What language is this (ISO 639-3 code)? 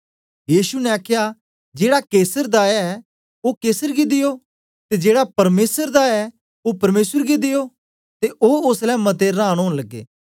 doi